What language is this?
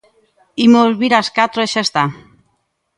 Galician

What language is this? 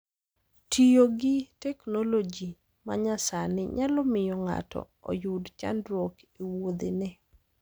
Luo (Kenya and Tanzania)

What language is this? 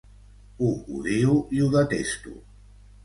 Catalan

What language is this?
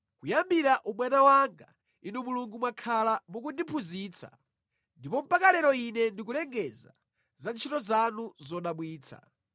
Nyanja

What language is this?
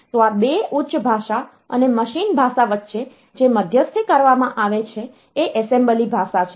Gujarati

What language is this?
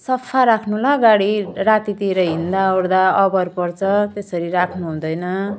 Nepali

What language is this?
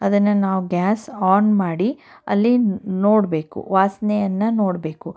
Kannada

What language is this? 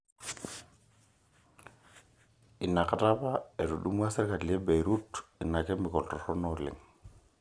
Masai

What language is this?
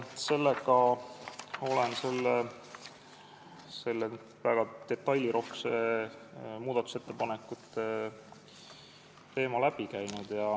Estonian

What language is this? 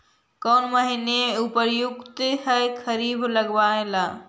Magahi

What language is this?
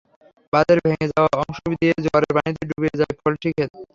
Bangla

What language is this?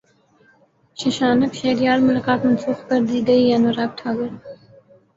Urdu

